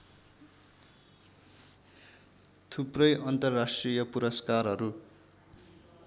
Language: Nepali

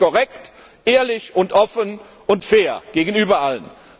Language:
German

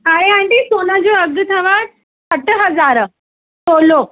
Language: Sindhi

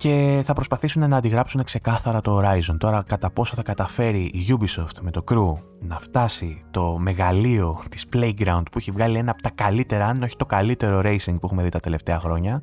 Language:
Greek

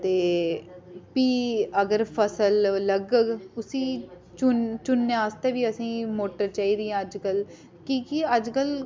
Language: Dogri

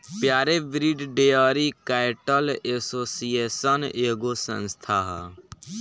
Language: Bhojpuri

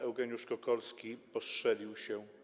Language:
Polish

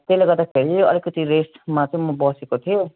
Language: Nepali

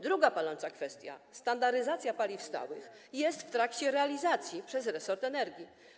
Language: Polish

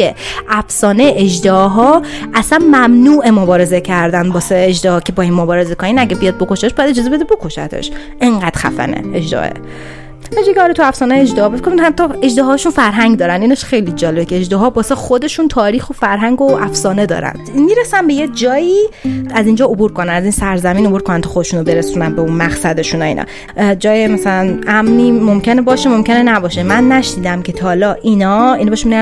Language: Persian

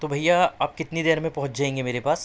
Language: Urdu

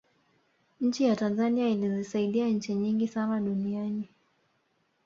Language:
Swahili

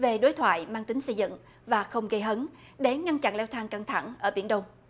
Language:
Vietnamese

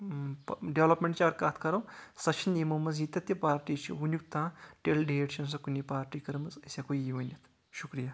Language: Kashmiri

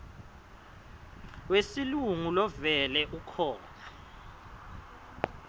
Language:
Swati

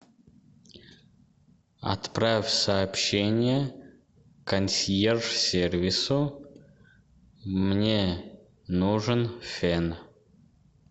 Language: Russian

